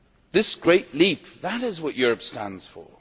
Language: English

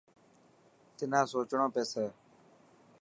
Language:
Dhatki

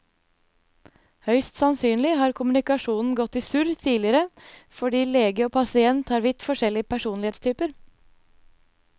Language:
Norwegian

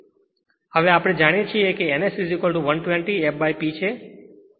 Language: Gujarati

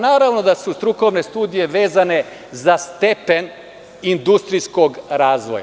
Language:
Serbian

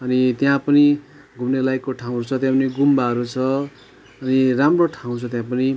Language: Nepali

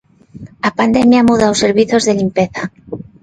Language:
Galician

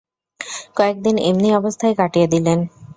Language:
Bangla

